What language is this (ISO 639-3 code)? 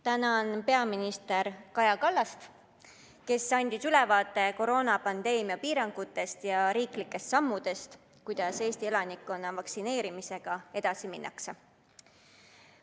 est